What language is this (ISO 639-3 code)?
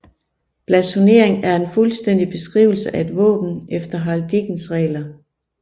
dan